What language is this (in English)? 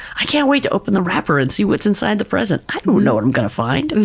English